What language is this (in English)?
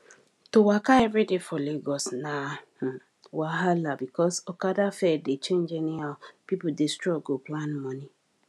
Nigerian Pidgin